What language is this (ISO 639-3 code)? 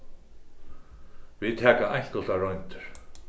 fao